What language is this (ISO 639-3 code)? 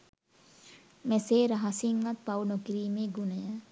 sin